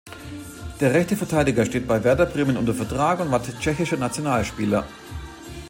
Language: German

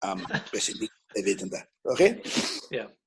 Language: Welsh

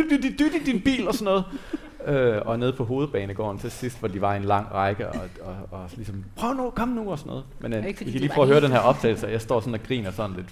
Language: Danish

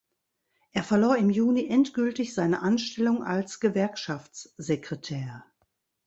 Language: German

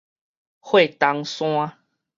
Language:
Min Nan Chinese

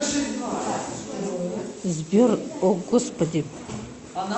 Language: Russian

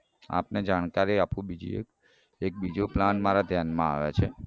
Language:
Gujarati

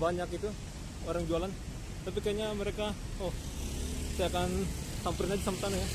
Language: Indonesian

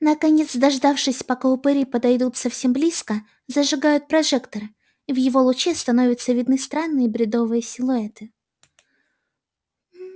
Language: Russian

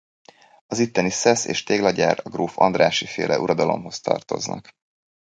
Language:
Hungarian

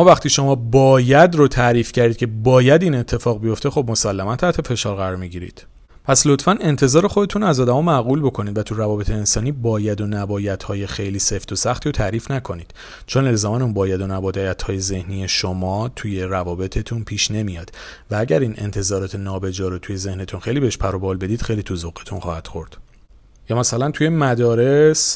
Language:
Persian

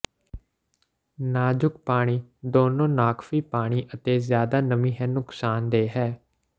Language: Punjabi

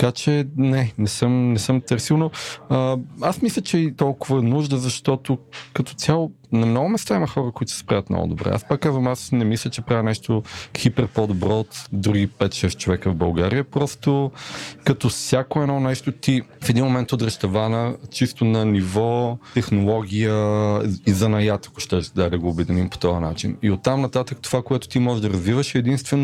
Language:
Bulgarian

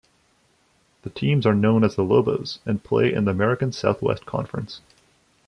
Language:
English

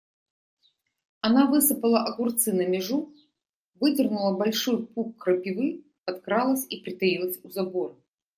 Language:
Russian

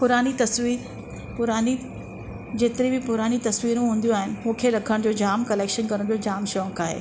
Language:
Sindhi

